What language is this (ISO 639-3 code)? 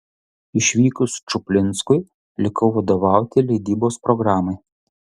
lit